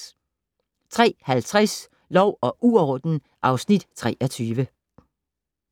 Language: Danish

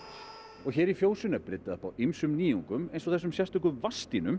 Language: Icelandic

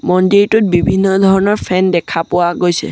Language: Assamese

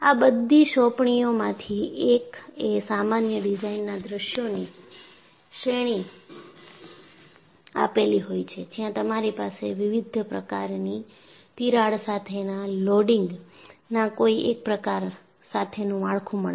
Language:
Gujarati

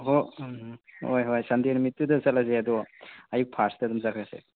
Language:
Manipuri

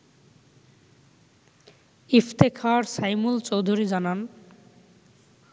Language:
Bangla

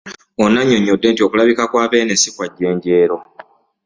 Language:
Ganda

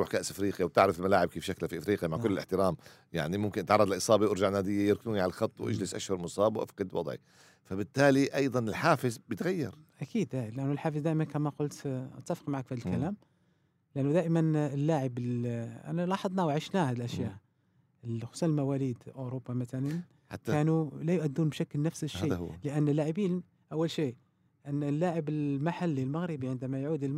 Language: Arabic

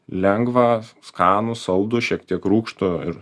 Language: Lithuanian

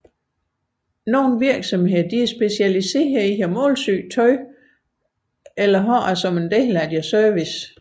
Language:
Danish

